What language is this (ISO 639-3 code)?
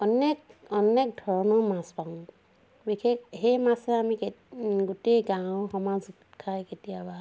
asm